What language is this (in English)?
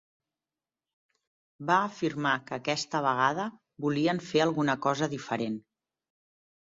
Catalan